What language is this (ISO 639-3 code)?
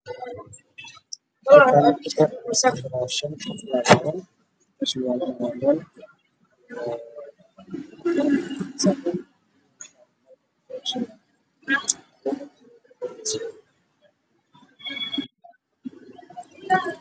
som